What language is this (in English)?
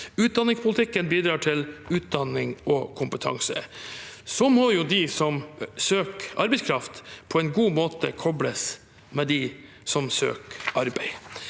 Norwegian